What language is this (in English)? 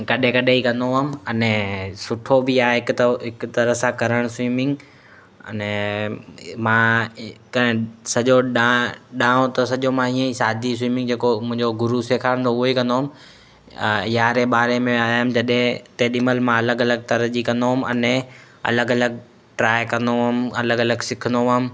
Sindhi